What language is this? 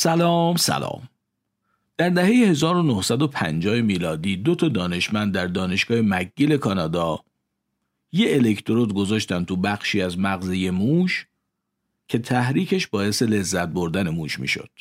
Persian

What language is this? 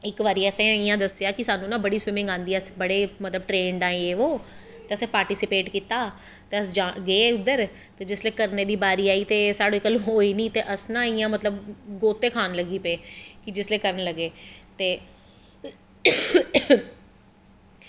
Dogri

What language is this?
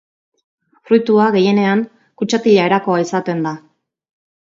Basque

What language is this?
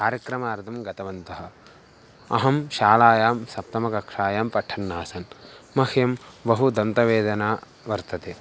Sanskrit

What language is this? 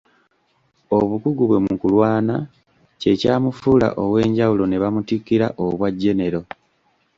Ganda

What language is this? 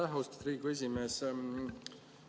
Estonian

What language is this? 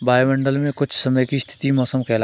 Hindi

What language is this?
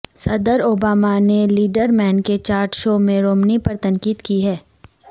Urdu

